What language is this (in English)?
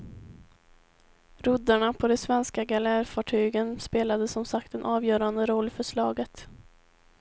Swedish